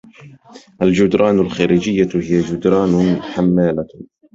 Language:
Arabic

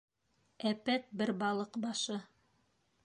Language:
Bashkir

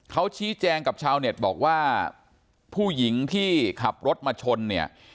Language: Thai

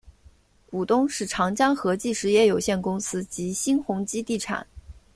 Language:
Chinese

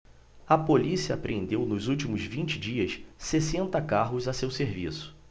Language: Portuguese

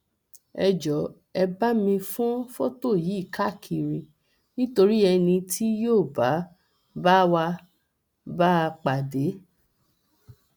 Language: Yoruba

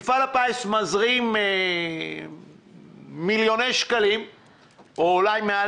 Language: Hebrew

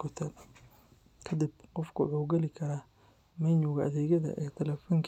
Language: Somali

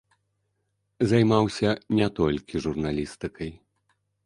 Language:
Belarusian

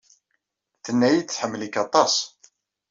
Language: Kabyle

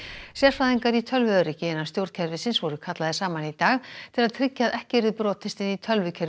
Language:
Icelandic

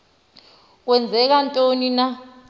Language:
Xhosa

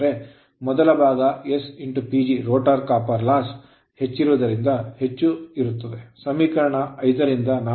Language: Kannada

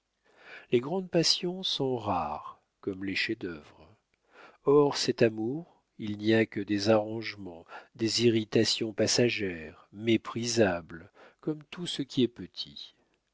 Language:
French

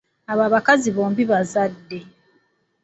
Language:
Ganda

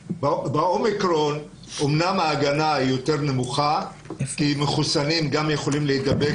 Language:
Hebrew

